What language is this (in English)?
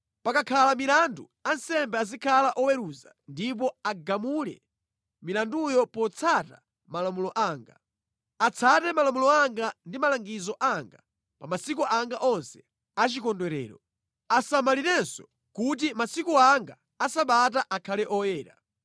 Nyanja